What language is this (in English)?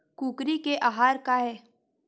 Chhattisgarhi